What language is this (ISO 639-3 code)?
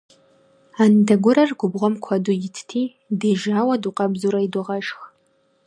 kbd